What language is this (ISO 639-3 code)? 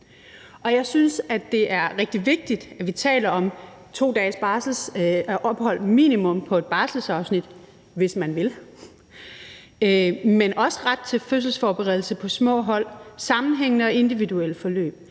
dan